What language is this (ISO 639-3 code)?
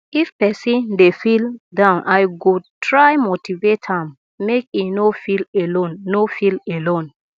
pcm